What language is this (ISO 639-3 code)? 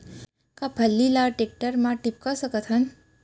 hne